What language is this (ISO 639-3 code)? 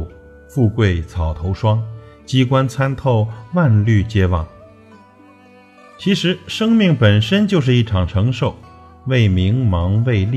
zho